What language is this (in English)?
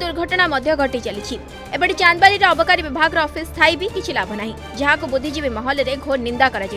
Hindi